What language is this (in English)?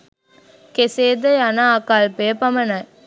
Sinhala